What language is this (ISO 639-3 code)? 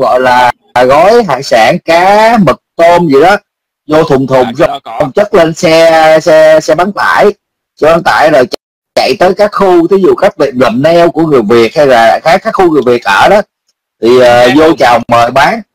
vie